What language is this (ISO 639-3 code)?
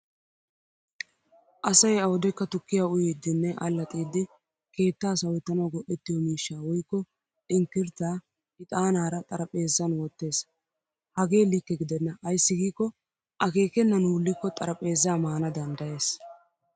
wal